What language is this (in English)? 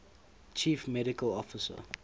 English